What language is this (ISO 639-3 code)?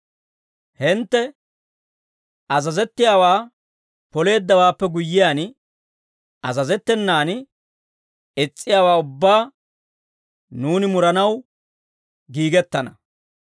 dwr